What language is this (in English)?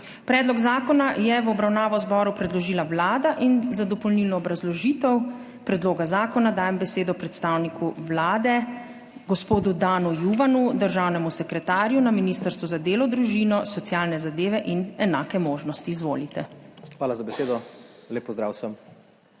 Slovenian